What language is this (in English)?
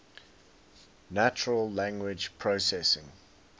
English